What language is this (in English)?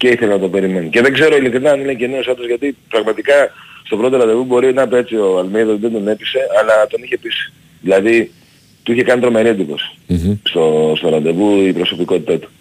Greek